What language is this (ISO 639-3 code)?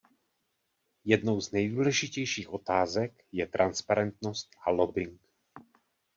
ces